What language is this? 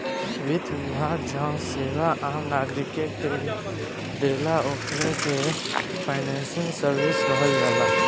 Bhojpuri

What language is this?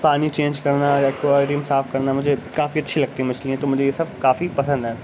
Urdu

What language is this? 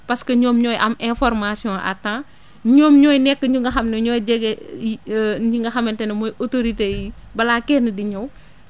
Wolof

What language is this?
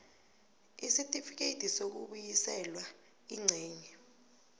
South Ndebele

